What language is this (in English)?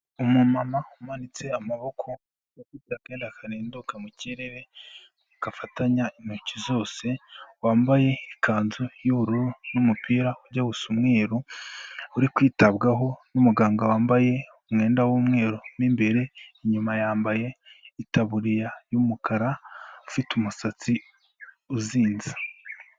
Kinyarwanda